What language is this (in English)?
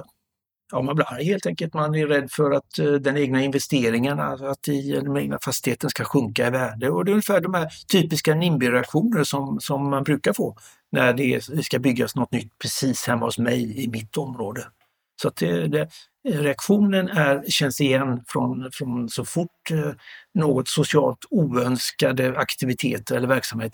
Swedish